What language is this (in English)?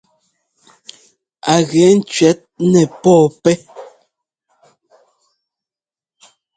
Ngomba